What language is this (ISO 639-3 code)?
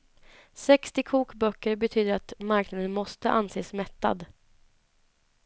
swe